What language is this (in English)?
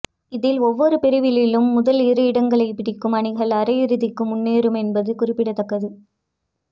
Tamil